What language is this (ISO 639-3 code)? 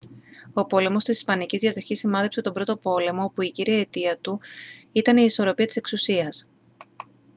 ell